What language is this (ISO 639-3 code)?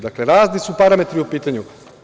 srp